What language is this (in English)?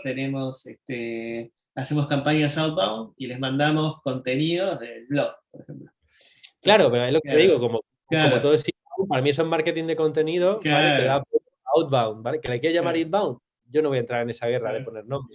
Spanish